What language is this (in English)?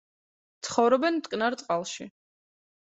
Georgian